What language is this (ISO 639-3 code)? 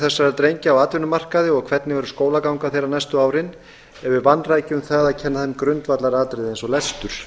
isl